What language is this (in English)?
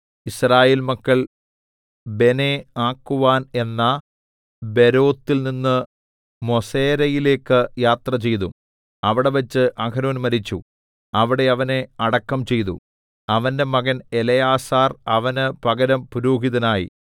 Malayalam